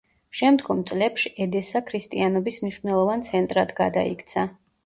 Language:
Georgian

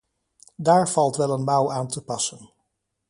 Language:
Dutch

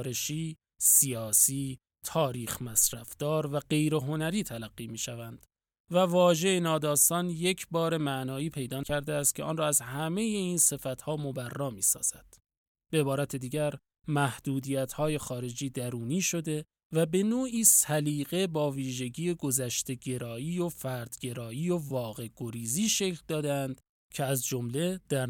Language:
Persian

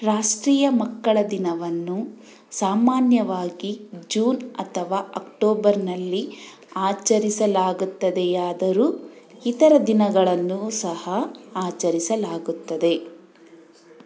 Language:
Kannada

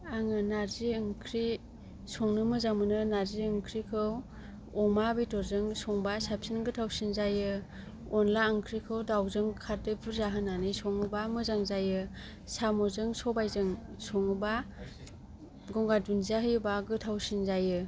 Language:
Bodo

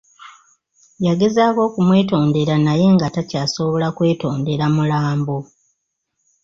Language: Ganda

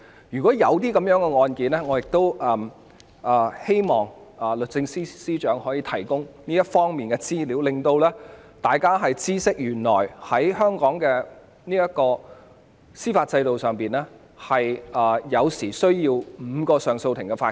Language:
Cantonese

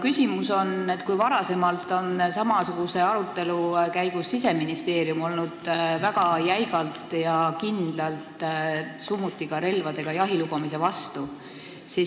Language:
Estonian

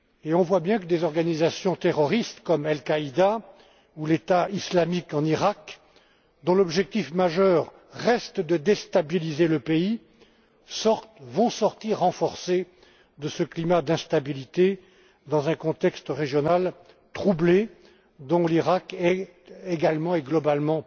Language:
French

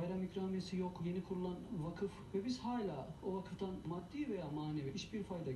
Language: Turkish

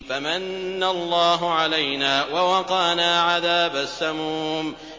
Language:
Arabic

